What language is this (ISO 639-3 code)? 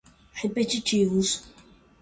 por